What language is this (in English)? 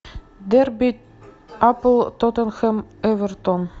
Russian